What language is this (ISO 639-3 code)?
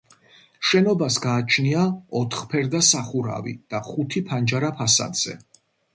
kat